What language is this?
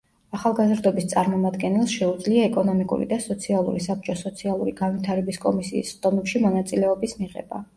Georgian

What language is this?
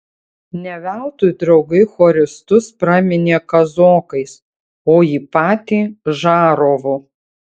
Lithuanian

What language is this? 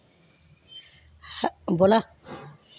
Dogri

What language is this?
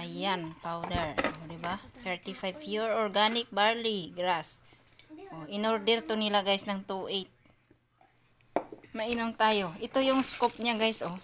Filipino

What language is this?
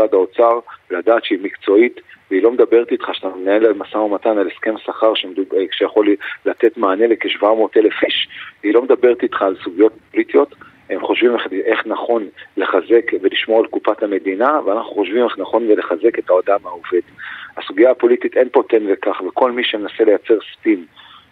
Hebrew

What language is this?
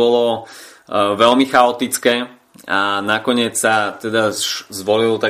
Slovak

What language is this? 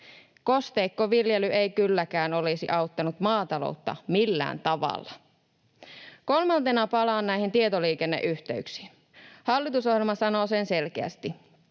Finnish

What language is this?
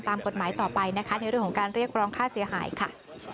Thai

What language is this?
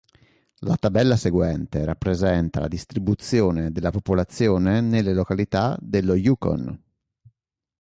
Italian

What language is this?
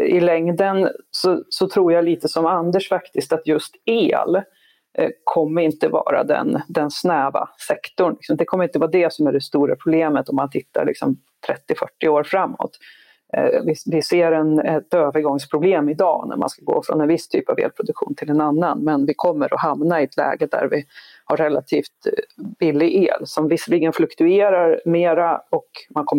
Swedish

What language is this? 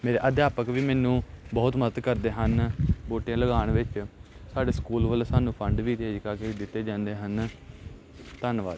Punjabi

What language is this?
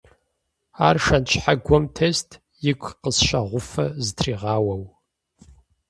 Kabardian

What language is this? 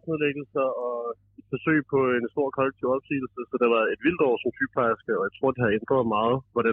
Danish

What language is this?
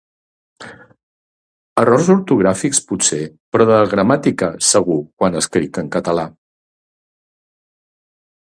Catalan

